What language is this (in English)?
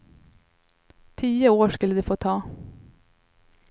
Swedish